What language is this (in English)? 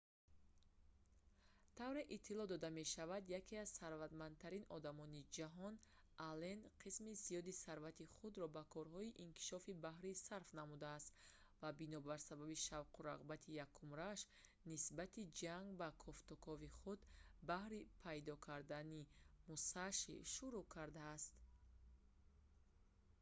Tajik